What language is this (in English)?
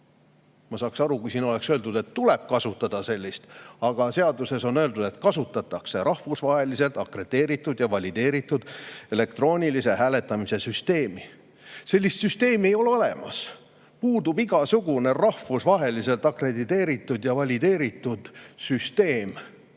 Estonian